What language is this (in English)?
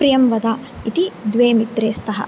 Sanskrit